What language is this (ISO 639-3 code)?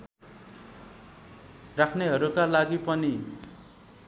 nep